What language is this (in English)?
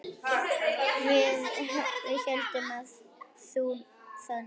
Icelandic